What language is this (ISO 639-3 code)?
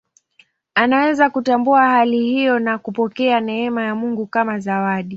swa